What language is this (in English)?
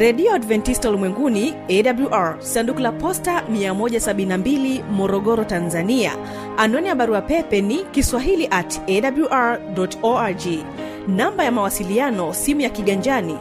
Swahili